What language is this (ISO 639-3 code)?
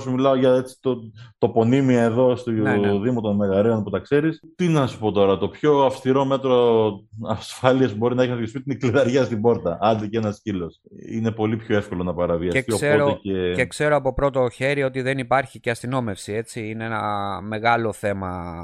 ell